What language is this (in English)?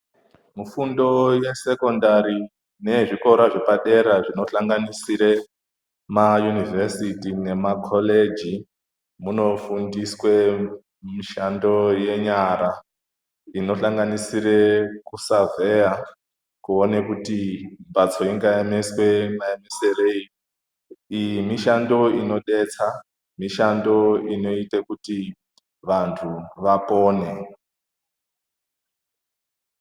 Ndau